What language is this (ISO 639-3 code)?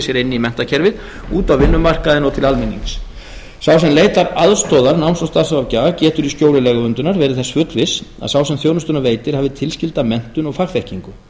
isl